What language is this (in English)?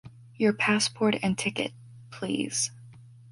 English